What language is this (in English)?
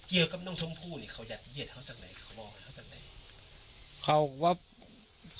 Thai